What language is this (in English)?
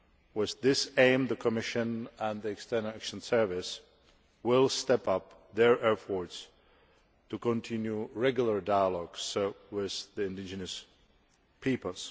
English